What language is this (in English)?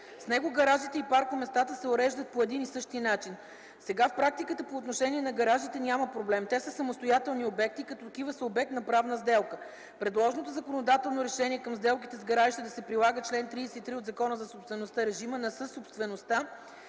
Bulgarian